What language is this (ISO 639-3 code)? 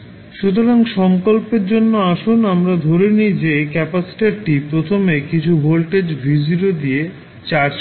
ben